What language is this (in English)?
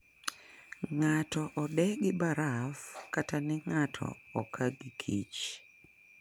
Luo (Kenya and Tanzania)